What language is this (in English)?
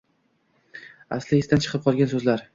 Uzbek